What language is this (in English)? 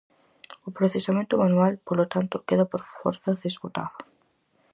Galician